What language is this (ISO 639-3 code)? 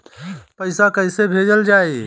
bho